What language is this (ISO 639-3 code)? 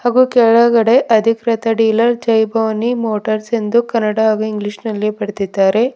kan